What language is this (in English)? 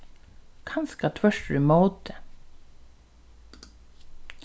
Faroese